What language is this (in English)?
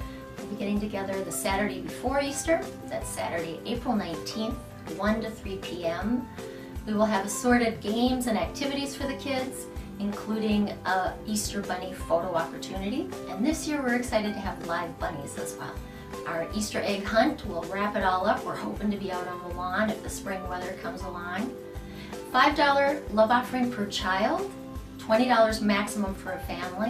English